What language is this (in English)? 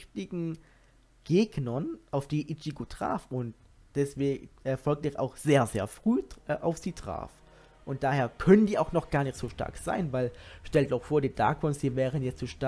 German